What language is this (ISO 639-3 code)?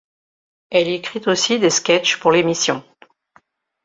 fra